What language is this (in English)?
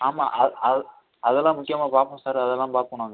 Tamil